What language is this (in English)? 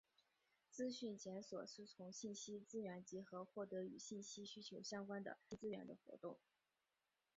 Chinese